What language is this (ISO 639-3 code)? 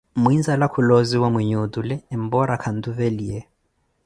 eko